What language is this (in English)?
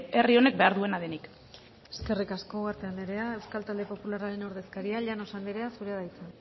Basque